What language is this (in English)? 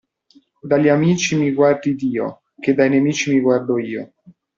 Italian